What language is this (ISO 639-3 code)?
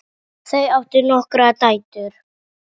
isl